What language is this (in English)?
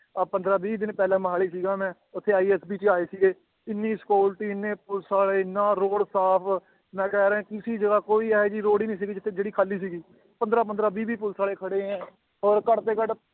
Punjabi